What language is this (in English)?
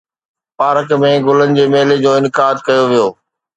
Sindhi